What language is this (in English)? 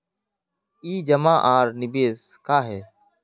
Magahi